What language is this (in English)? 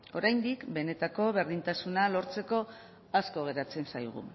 Basque